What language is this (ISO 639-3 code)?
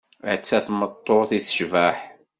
kab